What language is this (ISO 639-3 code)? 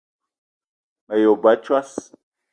eto